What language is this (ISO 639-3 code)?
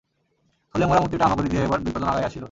ben